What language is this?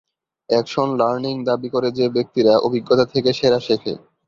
Bangla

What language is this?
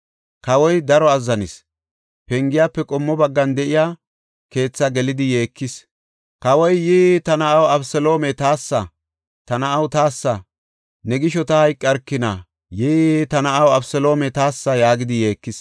Gofa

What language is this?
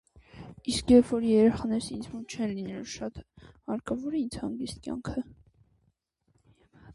Armenian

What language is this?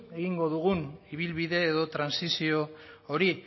Basque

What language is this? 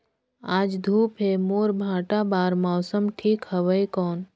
Chhattisgarhi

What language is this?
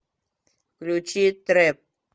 Russian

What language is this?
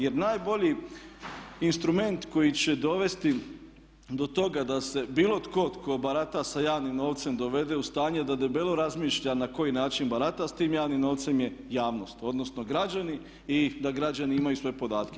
Croatian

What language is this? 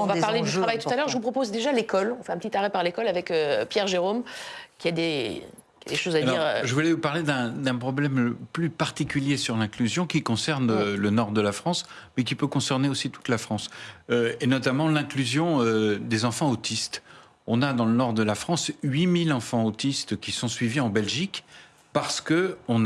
French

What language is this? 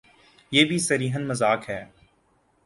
Urdu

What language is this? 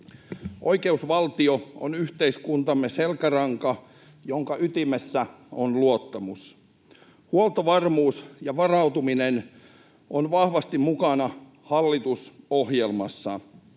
Finnish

